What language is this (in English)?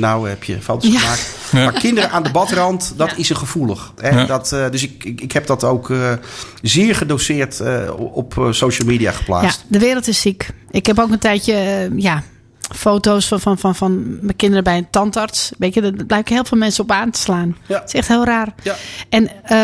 Dutch